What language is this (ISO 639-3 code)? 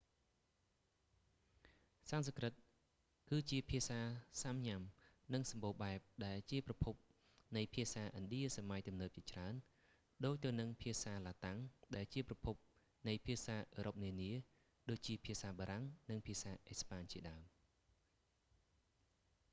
khm